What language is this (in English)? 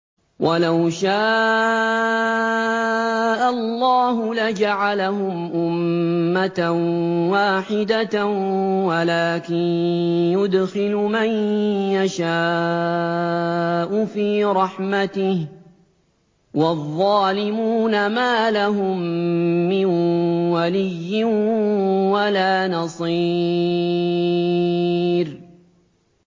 Arabic